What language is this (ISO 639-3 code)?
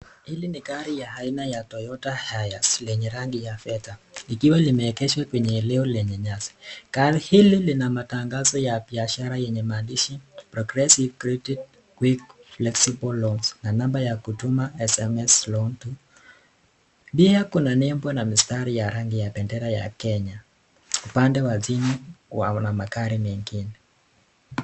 swa